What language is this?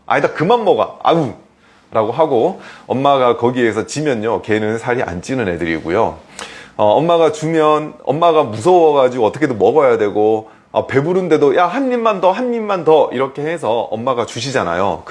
Korean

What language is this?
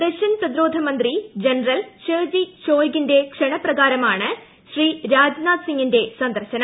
Malayalam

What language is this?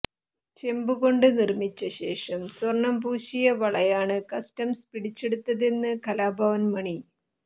Malayalam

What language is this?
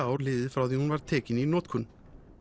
Icelandic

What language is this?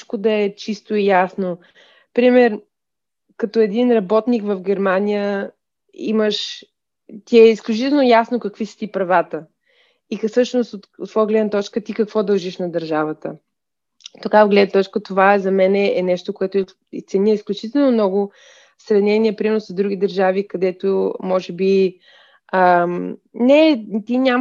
Bulgarian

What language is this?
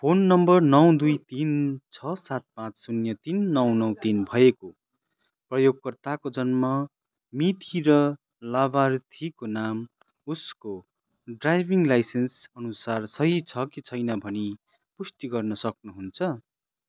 Nepali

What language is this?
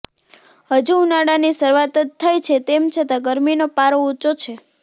Gujarati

